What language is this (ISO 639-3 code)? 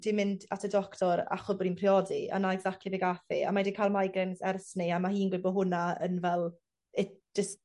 cym